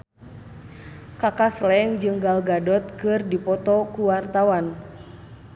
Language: Sundanese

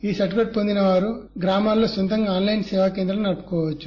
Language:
Telugu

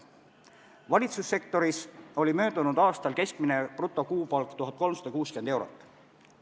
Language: Estonian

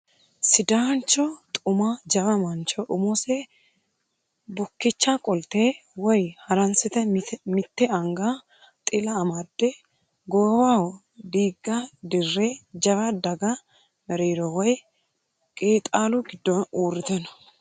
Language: Sidamo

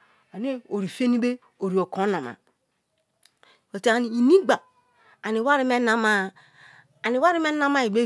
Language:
Kalabari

